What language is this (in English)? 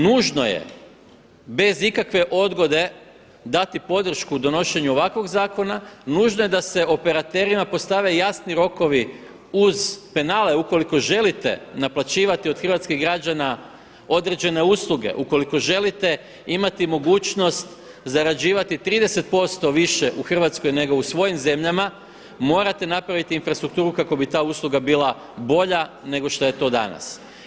Croatian